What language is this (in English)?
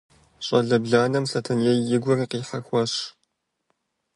Kabardian